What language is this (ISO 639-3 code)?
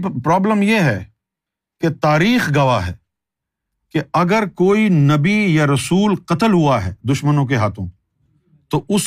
urd